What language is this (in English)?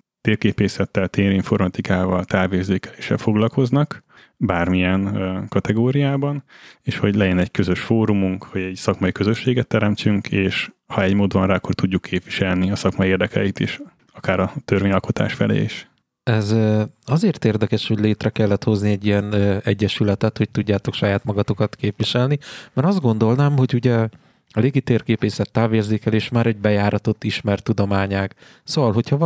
Hungarian